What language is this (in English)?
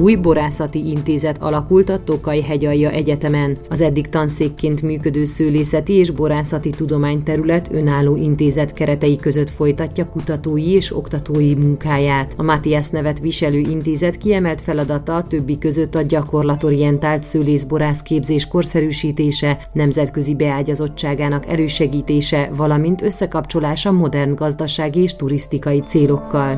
Hungarian